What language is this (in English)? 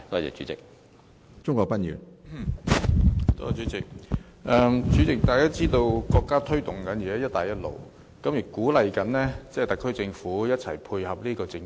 Cantonese